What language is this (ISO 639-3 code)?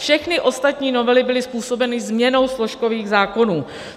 ces